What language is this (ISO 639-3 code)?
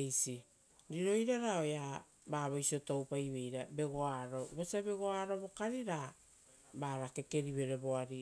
roo